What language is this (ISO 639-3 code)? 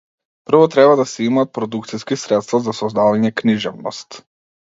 mkd